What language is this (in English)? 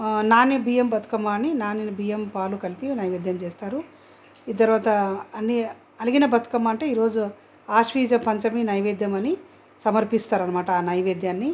Telugu